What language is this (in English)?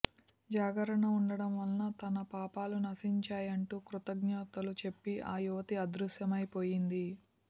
Telugu